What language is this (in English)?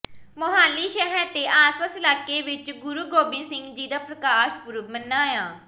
Punjabi